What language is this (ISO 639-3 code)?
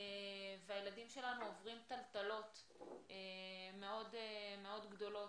heb